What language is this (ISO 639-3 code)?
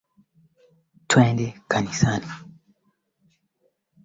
swa